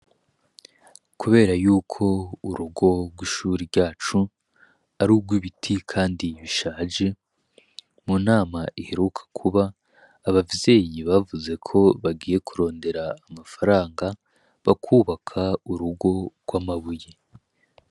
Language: Rundi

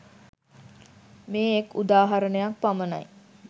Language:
Sinhala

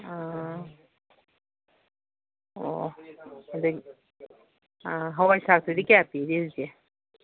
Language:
Manipuri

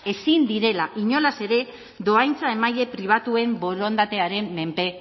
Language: Basque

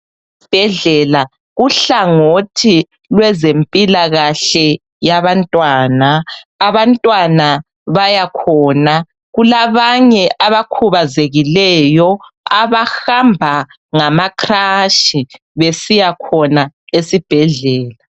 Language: North Ndebele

